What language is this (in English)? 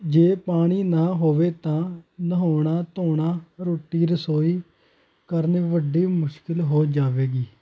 Punjabi